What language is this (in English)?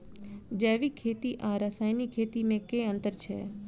Maithili